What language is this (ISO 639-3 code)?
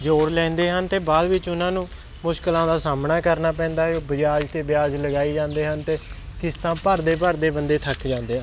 pan